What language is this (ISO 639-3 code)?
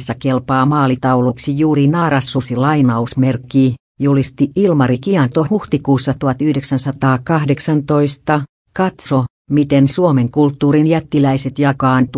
fin